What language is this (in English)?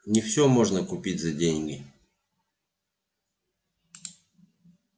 Russian